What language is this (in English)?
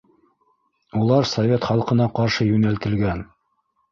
Bashkir